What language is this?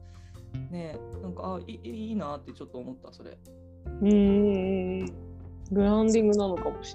Japanese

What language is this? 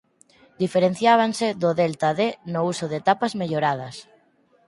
Galician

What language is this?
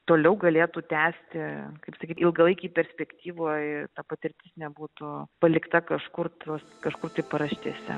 Lithuanian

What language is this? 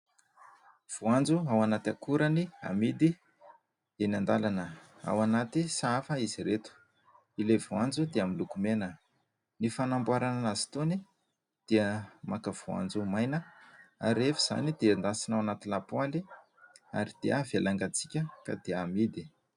Malagasy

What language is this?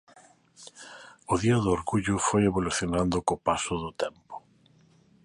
Galician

